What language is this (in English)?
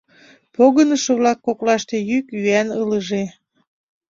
Mari